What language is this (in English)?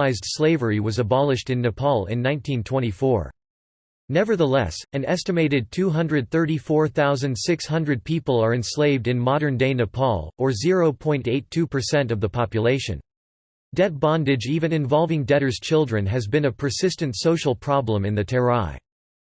English